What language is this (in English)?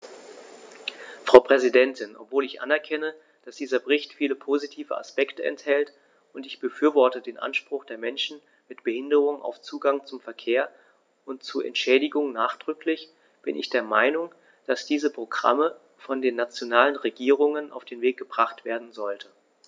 German